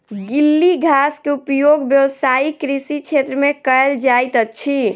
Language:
Maithili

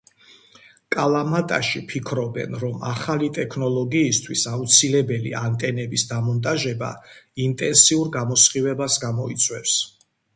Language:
Georgian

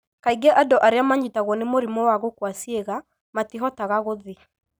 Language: Kikuyu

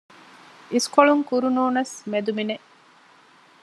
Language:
Divehi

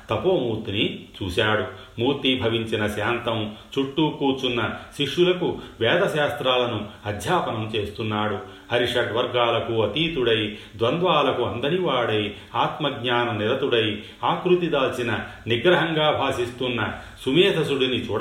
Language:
Telugu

